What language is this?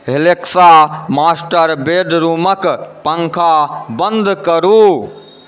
Maithili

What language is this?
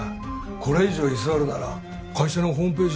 Japanese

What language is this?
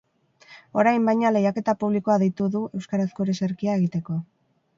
Basque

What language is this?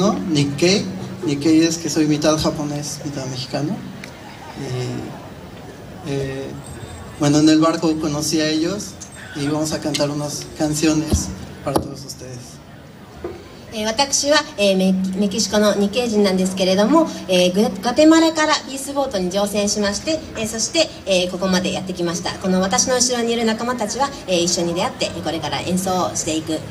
Spanish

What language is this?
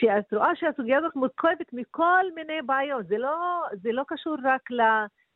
Hebrew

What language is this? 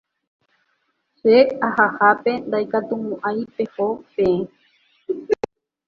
Guarani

